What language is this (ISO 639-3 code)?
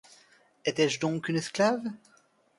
fra